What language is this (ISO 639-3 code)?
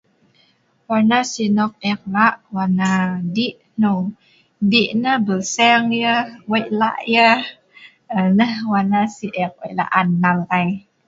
snv